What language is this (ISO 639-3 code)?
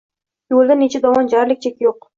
uzb